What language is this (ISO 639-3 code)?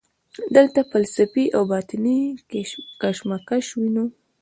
pus